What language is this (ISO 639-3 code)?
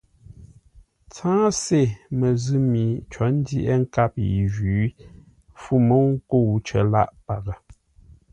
nla